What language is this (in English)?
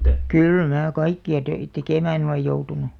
Finnish